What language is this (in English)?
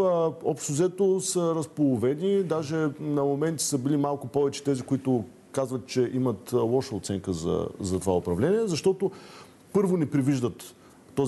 Bulgarian